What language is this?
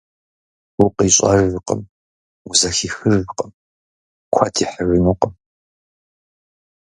Kabardian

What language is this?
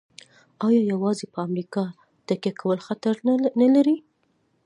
Pashto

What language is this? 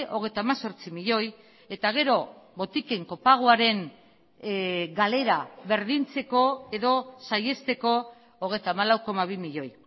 Basque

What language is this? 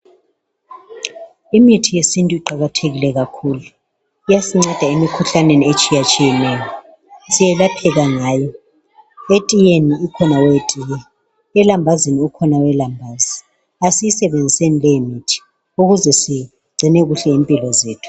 North Ndebele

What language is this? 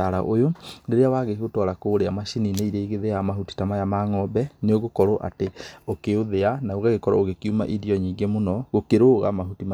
Kikuyu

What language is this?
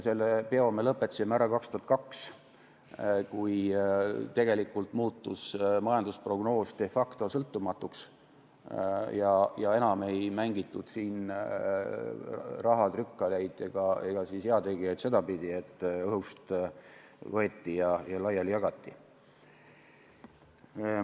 Estonian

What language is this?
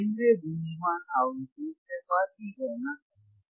Hindi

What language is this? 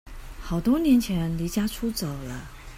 Chinese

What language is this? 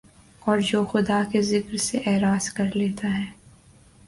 Urdu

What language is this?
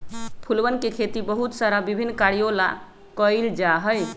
Magahi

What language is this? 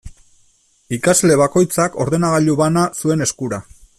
Basque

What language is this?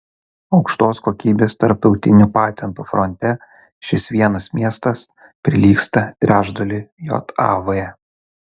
Lithuanian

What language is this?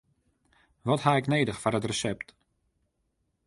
Western Frisian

